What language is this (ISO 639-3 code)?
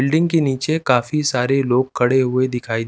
hin